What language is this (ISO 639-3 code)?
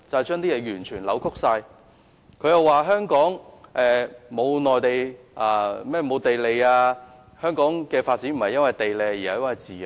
yue